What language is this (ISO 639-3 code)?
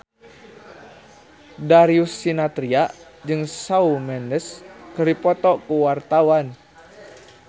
sun